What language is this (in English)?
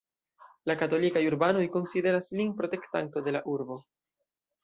Esperanto